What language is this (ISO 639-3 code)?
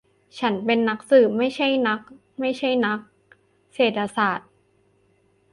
tha